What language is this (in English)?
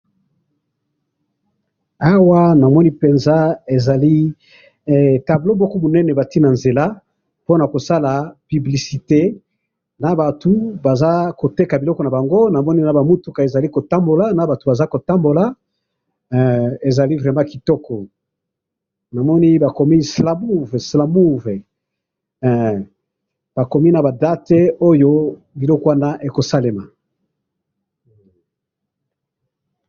Lingala